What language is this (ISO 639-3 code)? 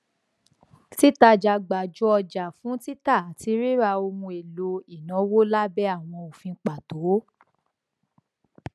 yor